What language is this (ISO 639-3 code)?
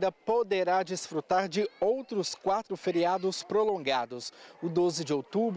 por